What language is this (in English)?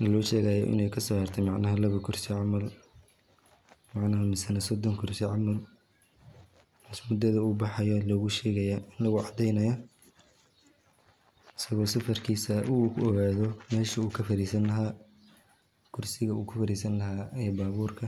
Somali